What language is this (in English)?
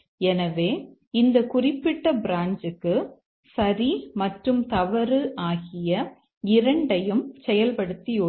Tamil